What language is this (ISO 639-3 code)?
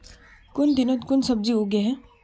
mag